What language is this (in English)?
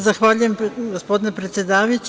Serbian